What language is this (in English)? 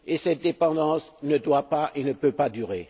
French